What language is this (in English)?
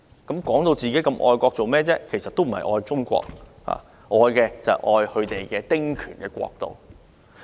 Cantonese